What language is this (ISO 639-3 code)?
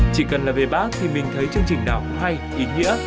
vie